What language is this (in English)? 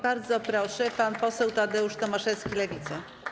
Polish